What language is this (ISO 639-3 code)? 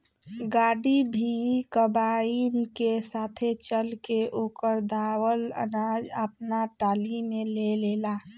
bho